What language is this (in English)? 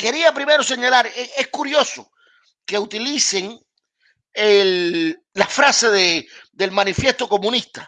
Spanish